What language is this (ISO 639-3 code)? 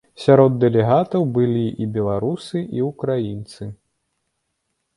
bel